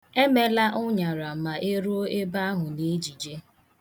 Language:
Igbo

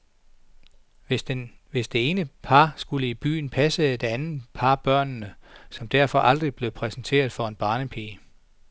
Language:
Danish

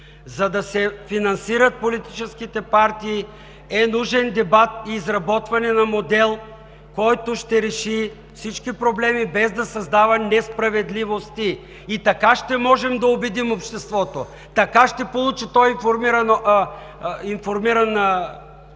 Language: Bulgarian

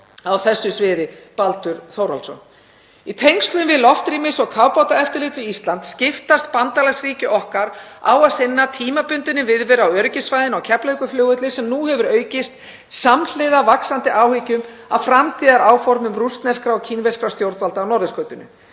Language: Icelandic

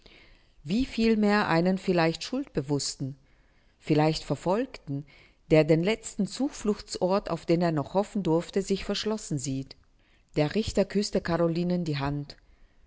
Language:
German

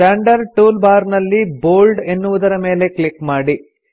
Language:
Kannada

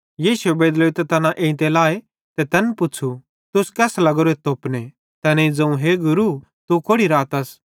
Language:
Bhadrawahi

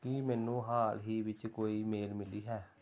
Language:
Punjabi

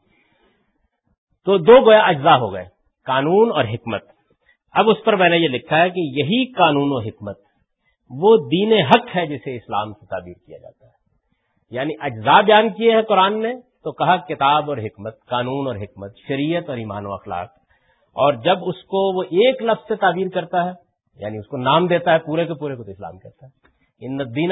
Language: Urdu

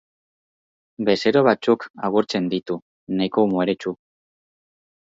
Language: Basque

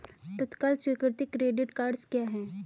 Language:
Hindi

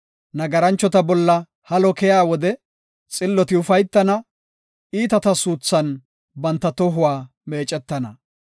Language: Gofa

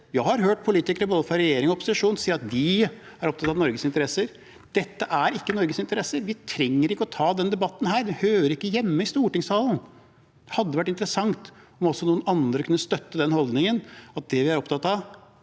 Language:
Norwegian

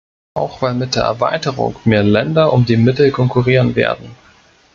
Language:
German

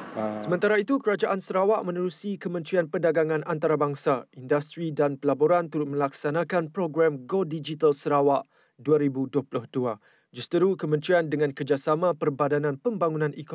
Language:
Malay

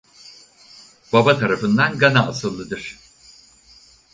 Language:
Turkish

